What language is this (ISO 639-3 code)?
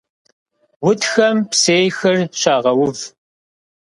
kbd